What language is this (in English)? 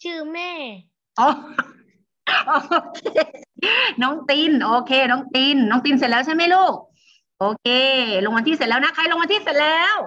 Thai